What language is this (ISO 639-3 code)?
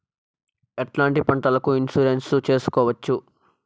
tel